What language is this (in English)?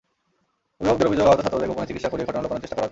Bangla